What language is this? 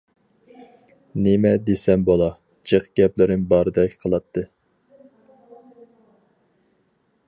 Uyghur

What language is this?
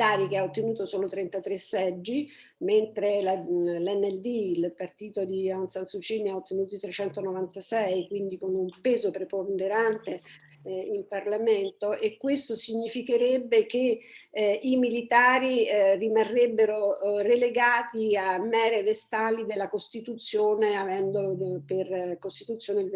Italian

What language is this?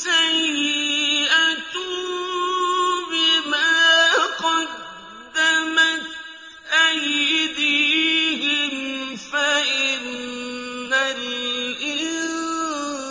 Arabic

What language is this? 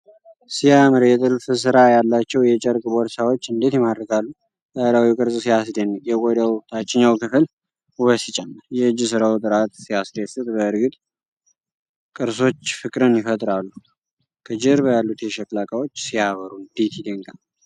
Amharic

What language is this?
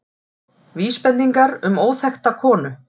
Icelandic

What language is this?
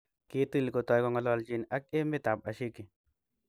Kalenjin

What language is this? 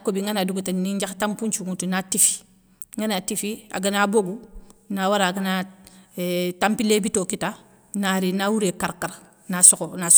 Soninke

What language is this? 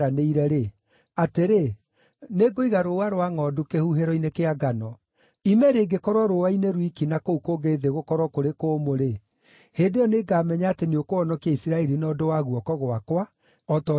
Kikuyu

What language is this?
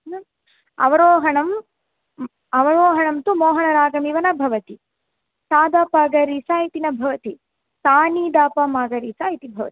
Sanskrit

